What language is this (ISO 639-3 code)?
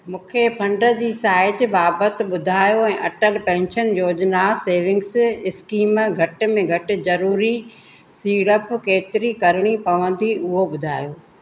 snd